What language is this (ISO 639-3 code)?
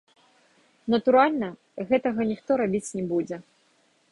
bel